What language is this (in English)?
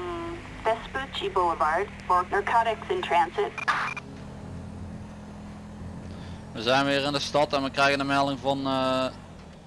Dutch